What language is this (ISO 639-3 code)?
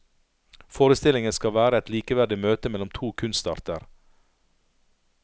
nor